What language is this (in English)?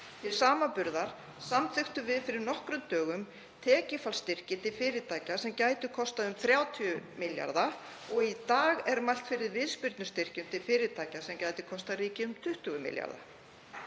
Icelandic